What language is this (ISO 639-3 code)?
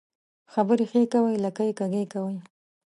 pus